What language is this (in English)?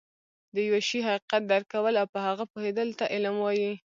Pashto